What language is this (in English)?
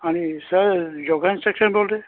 Punjabi